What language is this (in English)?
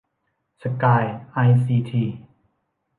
Thai